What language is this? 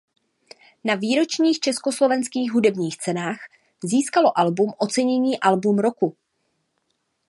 Czech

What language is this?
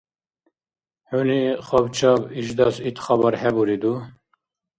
Dargwa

